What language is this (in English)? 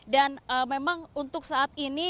Indonesian